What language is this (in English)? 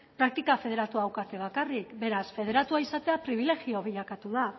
Basque